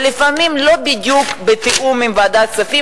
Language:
Hebrew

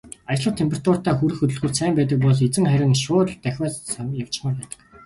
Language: Mongolian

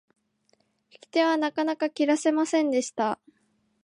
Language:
Japanese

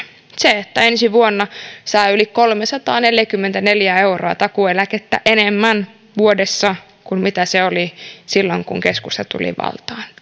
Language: Finnish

